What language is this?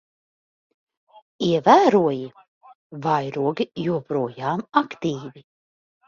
Latvian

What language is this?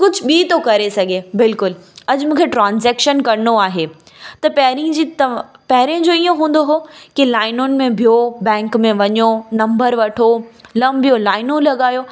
Sindhi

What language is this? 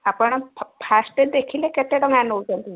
Odia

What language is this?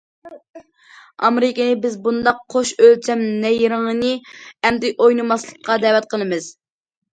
Uyghur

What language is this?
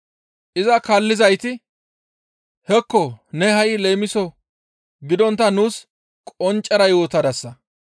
Gamo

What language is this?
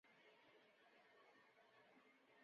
Chinese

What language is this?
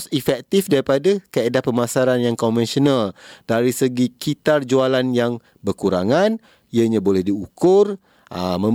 Malay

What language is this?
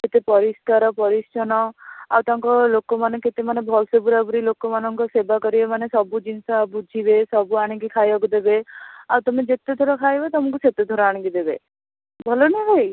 Odia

